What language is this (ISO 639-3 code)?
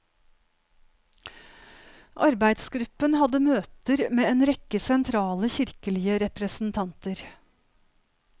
nor